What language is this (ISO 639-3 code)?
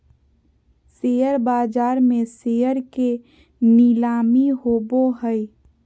mag